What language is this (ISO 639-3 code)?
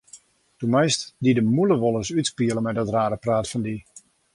fry